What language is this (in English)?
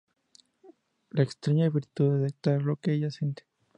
Spanish